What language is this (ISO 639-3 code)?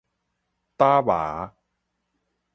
nan